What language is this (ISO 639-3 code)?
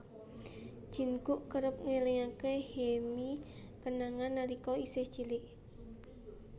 jav